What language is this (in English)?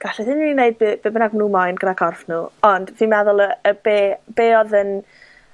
Welsh